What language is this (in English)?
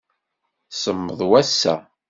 Kabyle